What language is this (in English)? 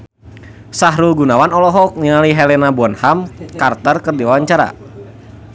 Sundanese